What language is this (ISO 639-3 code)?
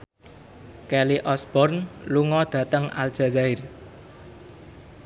jav